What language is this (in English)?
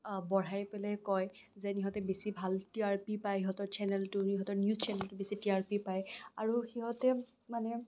Assamese